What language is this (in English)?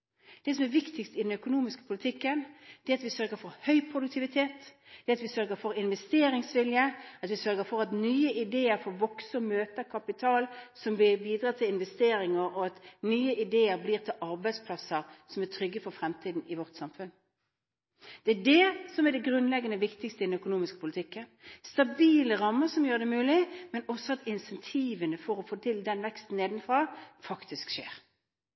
Norwegian Bokmål